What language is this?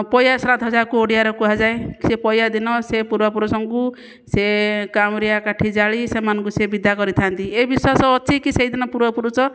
Odia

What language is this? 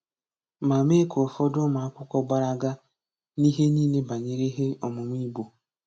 Igbo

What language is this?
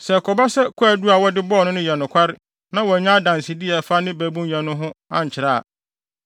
Akan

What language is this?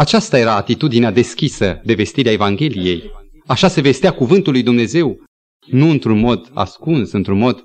Romanian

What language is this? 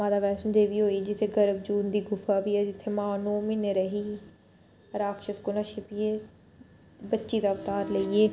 Dogri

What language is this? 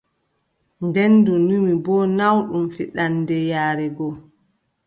Adamawa Fulfulde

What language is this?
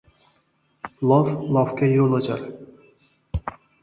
Uzbek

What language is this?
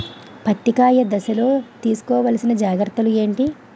Telugu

